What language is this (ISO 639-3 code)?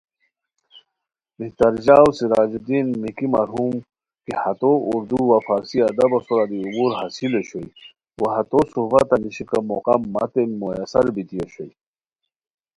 khw